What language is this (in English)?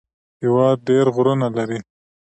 Pashto